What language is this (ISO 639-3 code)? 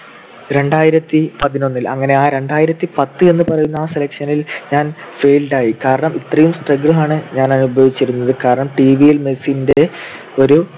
mal